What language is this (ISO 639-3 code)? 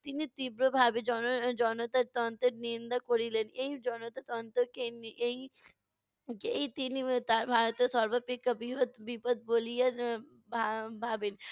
ben